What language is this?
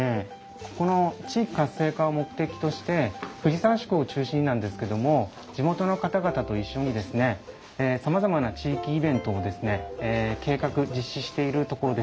Japanese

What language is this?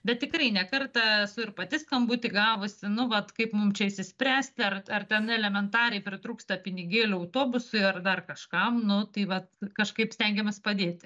Lithuanian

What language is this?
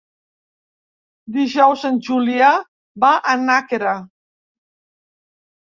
Catalan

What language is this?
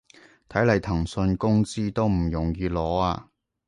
Cantonese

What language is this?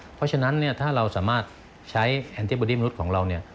Thai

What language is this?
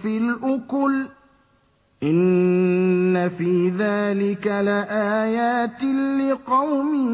Arabic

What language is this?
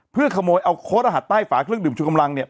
Thai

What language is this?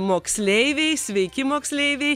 Lithuanian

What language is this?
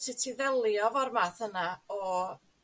Welsh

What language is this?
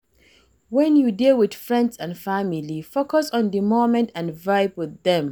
Nigerian Pidgin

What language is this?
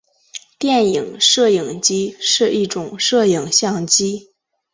Chinese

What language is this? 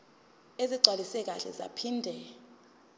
Zulu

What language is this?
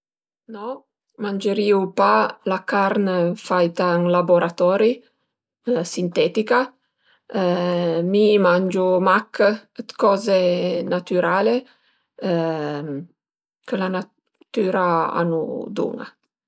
Piedmontese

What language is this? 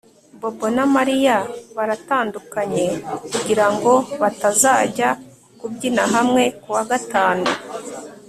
Kinyarwanda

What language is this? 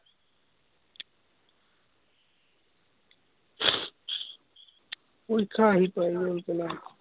Assamese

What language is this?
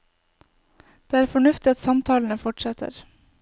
Norwegian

